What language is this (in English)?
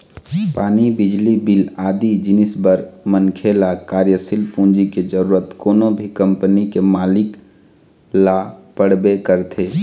Chhattisgarhi